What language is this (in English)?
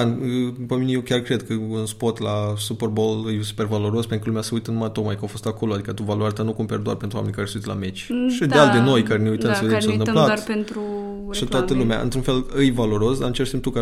Romanian